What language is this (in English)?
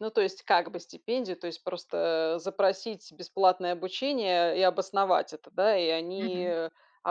Russian